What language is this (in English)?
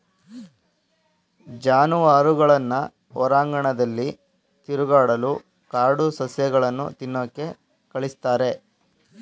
Kannada